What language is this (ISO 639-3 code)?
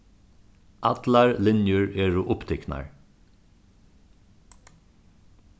fao